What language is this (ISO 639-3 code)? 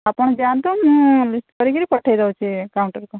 ori